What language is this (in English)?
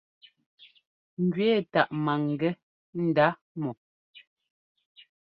Ngomba